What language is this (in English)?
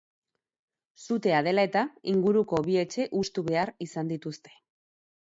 Basque